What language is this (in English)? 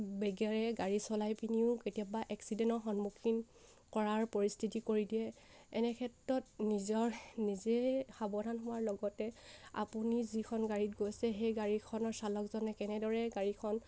Assamese